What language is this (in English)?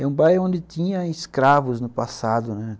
Portuguese